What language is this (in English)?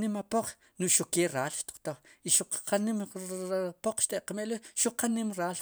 Sipacapense